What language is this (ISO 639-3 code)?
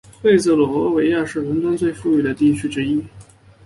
zho